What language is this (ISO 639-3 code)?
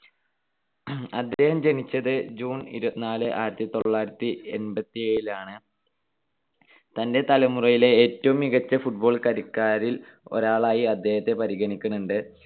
mal